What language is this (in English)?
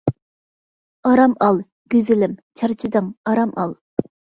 Uyghur